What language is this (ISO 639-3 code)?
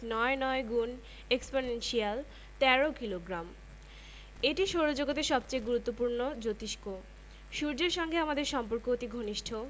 ben